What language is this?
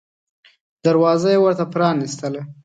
Pashto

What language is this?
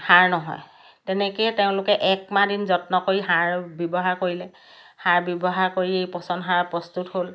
Assamese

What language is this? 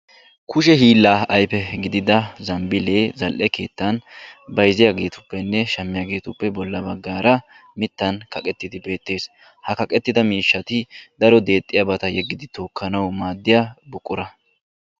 Wolaytta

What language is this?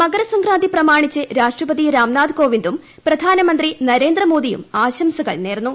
Malayalam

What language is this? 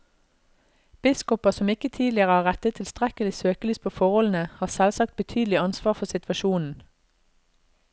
Norwegian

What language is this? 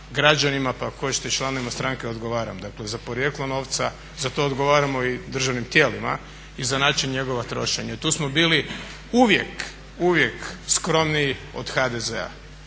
Croatian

